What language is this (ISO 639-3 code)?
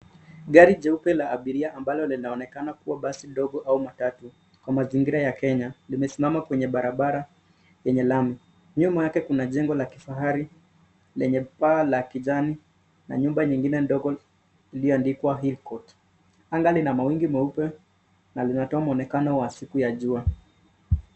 swa